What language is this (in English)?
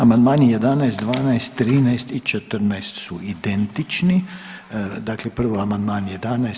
Croatian